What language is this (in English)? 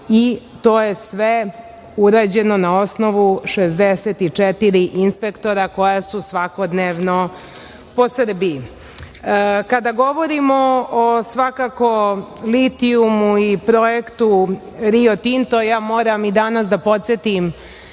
Serbian